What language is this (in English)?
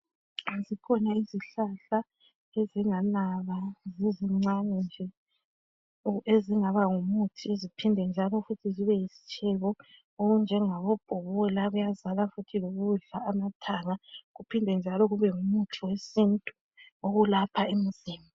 North Ndebele